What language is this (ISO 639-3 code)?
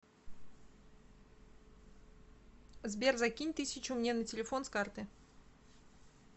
rus